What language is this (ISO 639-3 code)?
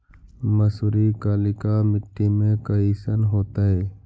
mag